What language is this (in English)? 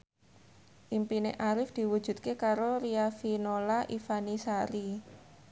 Javanese